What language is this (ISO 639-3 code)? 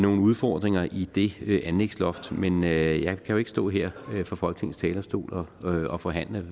dan